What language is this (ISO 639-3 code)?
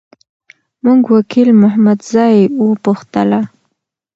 pus